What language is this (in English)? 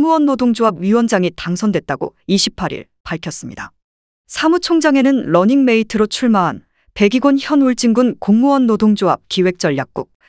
Korean